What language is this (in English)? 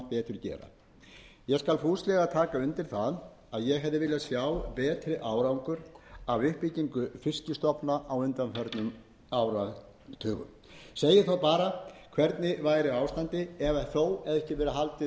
Icelandic